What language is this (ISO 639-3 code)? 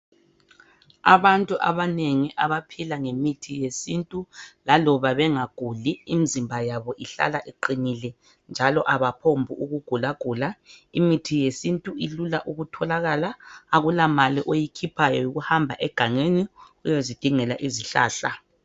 nde